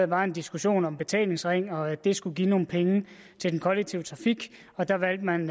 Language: Danish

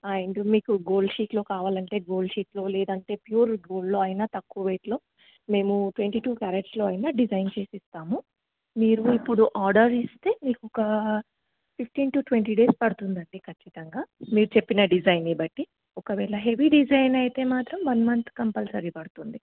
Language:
Telugu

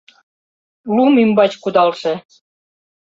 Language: Mari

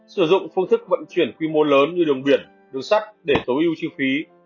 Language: Vietnamese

